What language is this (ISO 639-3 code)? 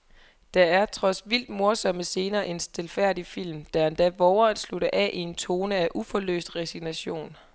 dan